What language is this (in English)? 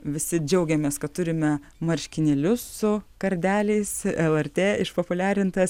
Lithuanian